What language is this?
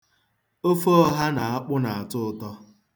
Igbo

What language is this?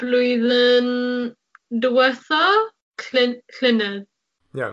Welsh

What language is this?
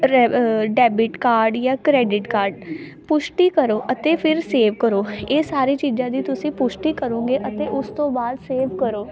Punjabi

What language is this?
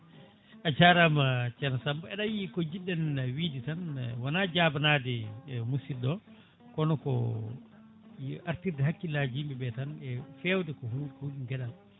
Fula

